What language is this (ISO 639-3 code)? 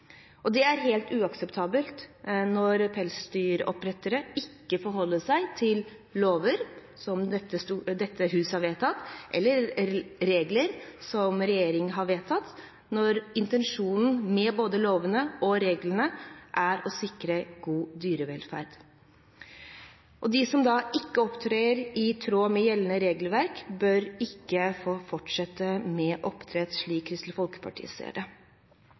nob